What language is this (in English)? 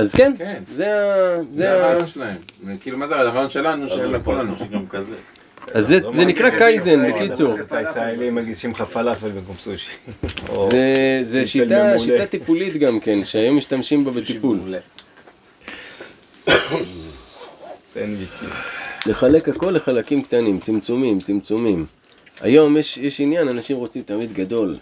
Hebrew